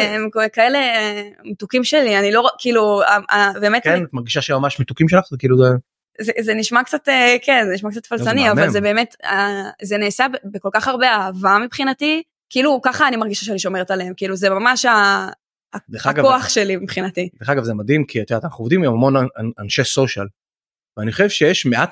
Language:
Hebrew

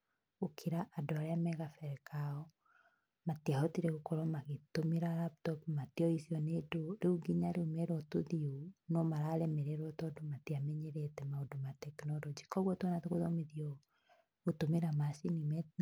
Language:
Kikuyu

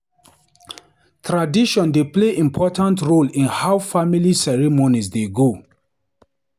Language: Nigerian Pidgin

